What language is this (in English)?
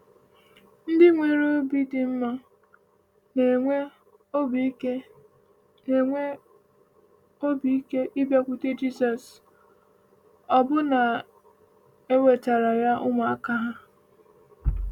Igbo